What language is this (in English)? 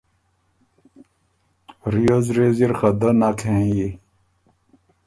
Ormuri